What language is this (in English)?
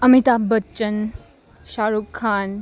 Gujarati